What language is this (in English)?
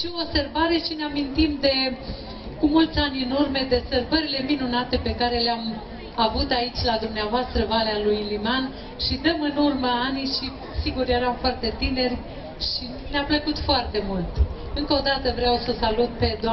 Romanian